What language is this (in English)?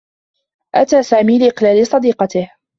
Arabic